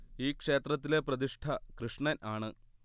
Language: Malayalam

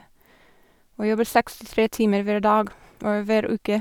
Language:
Norwegian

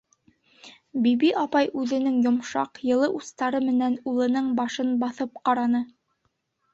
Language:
Bashkir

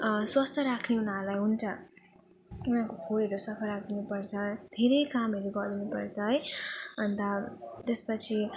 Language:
Nepali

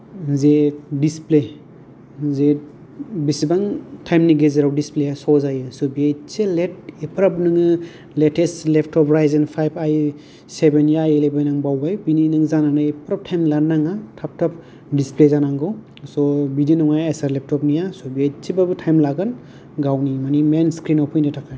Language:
Bodo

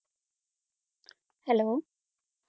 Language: Punjabi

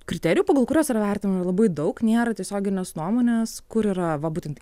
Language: Lithuanian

